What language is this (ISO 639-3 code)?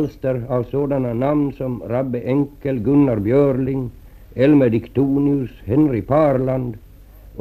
swe